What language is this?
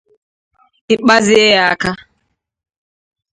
Igbo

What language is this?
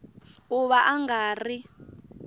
Tsonga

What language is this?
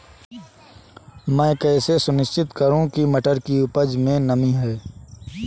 Hindi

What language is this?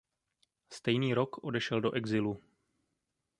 Czech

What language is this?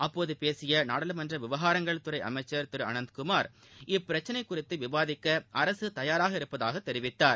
Tamil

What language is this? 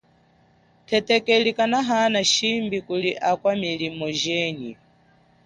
Chokwe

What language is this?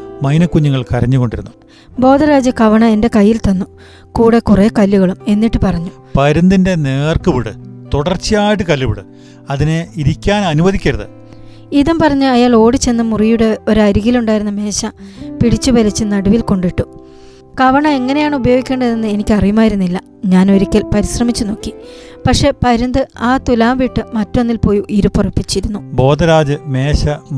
Malayalam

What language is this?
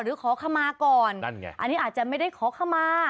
Thai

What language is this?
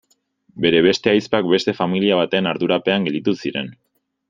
Basque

